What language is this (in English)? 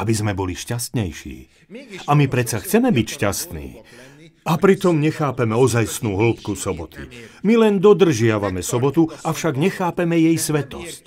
Slovak